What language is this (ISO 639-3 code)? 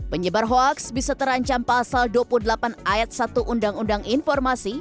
ind